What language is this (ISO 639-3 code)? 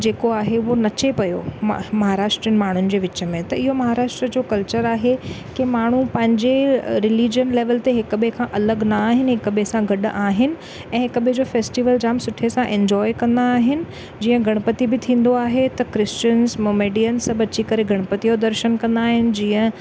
snd